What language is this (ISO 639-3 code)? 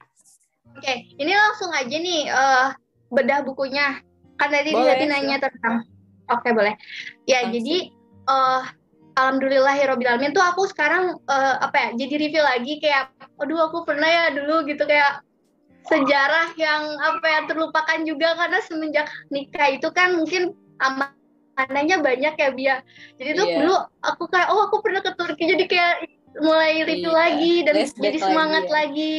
ind